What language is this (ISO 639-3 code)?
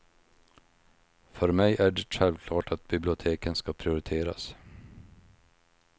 swe